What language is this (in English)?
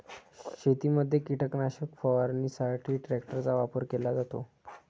Marathi